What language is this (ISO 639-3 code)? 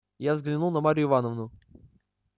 rus